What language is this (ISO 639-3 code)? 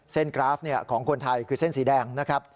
tha